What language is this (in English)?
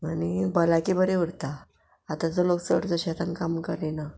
Konkani